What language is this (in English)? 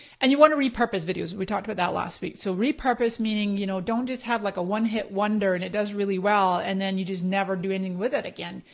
English